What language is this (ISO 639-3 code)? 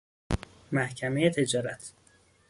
fas